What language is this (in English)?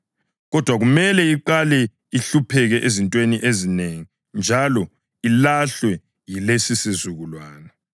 North Ndebele